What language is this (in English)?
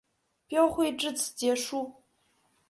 Chinese